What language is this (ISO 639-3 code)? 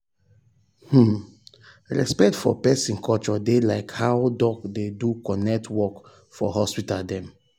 pcm